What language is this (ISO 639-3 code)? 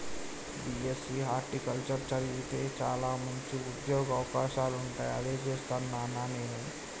tel